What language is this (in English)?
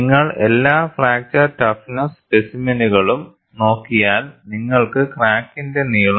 Malayalam